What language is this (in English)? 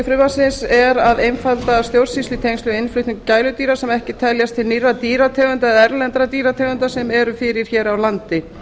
Icelandic